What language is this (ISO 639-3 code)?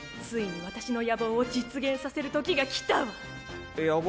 jpn